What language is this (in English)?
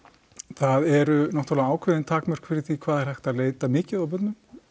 Icelandic